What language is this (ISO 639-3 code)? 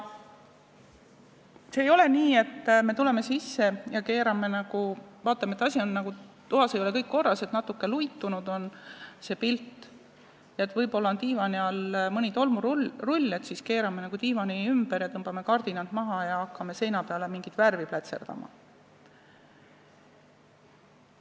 est